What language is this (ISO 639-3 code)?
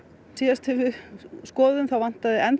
isl